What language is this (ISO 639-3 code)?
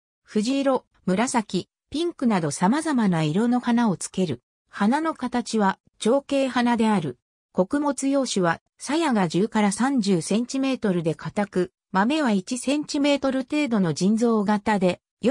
jpn